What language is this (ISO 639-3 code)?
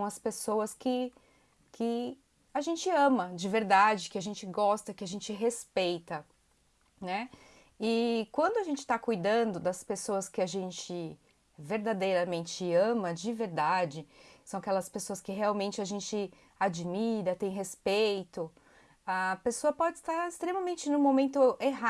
por